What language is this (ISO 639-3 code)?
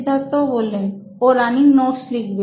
ben